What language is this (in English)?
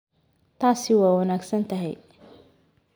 Somali